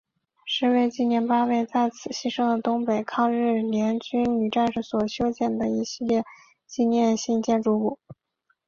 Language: Chinese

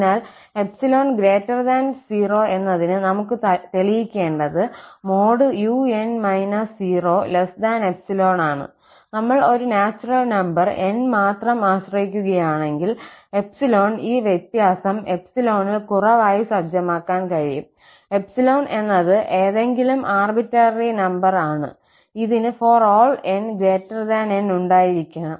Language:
Malayalam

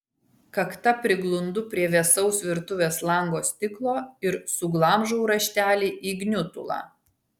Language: Lithuanian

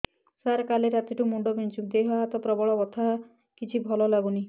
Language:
Odia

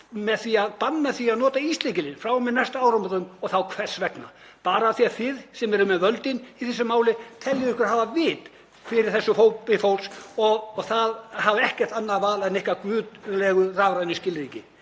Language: Icelandic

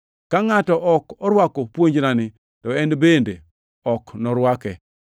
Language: Luo (Kenya and Tanzania)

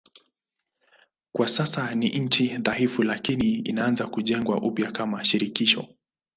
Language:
Swahili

